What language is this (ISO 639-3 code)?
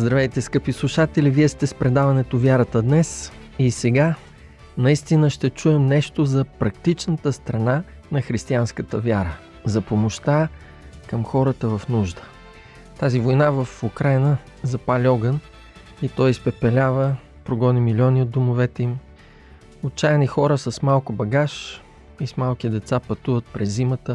bul